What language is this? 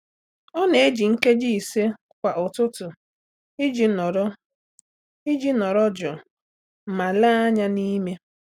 Igbo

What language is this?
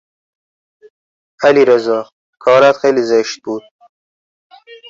Persian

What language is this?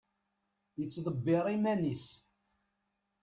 Kabyle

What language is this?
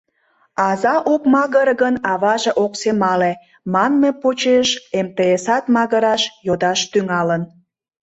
Mari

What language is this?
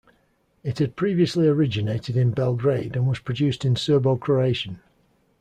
English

